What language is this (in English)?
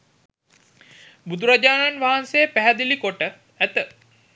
Sinhala